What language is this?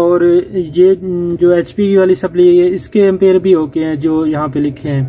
Hindi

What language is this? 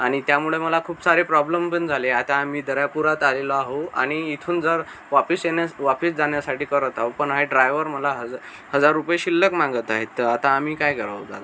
Marathi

